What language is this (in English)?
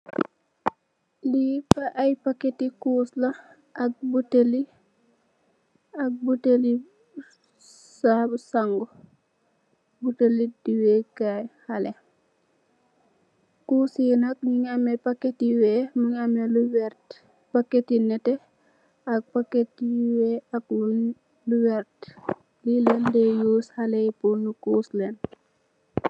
Wolof